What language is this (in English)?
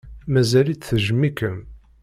Kabyle